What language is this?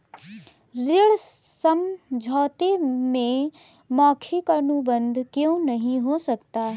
Hindi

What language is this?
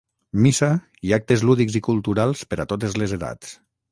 Catalan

